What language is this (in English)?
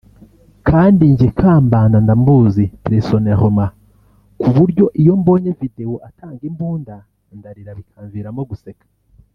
Kinyarwanda